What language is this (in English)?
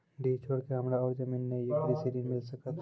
Maithili